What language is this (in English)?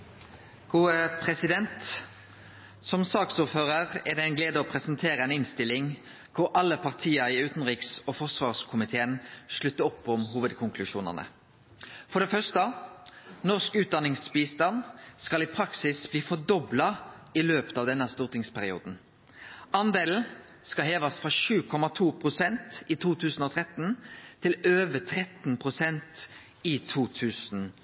Norwegian Nynorsk